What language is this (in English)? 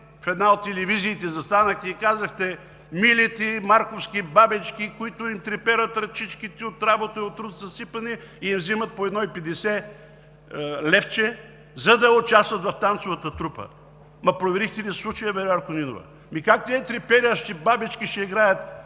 Bulgarian